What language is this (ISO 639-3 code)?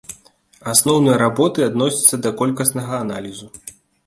bel